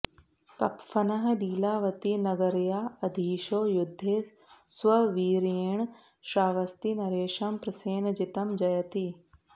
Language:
Sanskrit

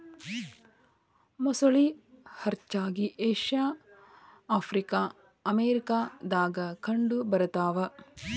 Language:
Kannada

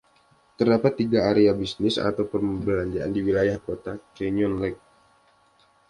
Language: Indonesian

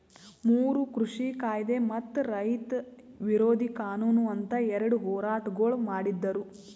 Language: Kannada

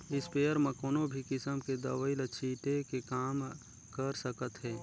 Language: Chhattisgarhi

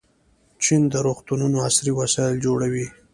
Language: Pashto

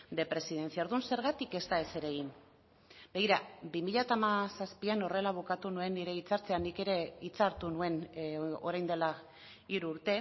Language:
Basque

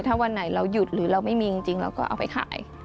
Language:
Thai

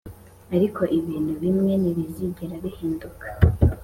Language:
Kinyarwanda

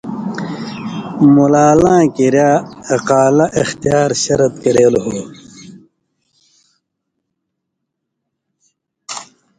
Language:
Indus Kohistani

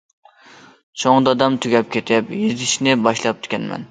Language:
Uyghur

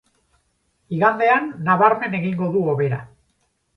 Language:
Basque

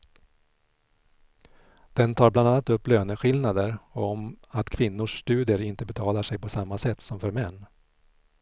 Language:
Swedish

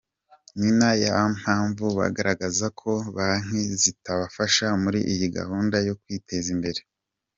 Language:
Kinyarwanda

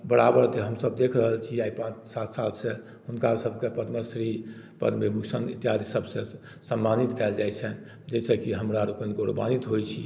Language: Maithili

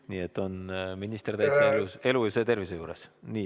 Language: Estonian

